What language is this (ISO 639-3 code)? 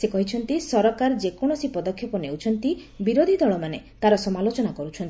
ori